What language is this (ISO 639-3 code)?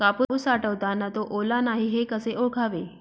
mar